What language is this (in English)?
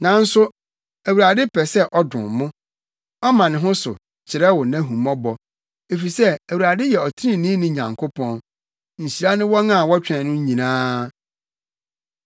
Akan